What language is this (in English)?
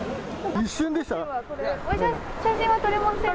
Japanese